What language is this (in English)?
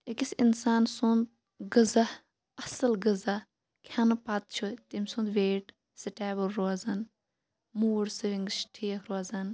Kashmiri